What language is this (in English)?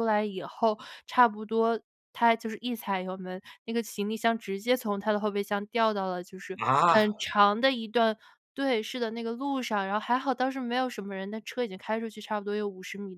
Chinese